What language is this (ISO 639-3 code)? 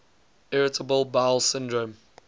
eng